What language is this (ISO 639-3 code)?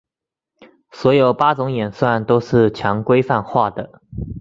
zho